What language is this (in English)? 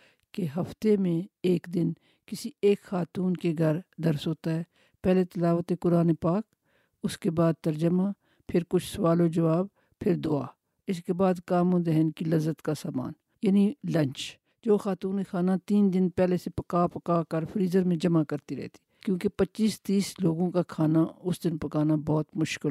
Urdu